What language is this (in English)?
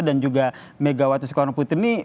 Indonesian